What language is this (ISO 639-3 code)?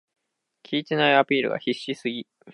jpn